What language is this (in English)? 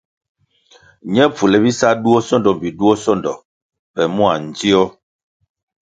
Kwasio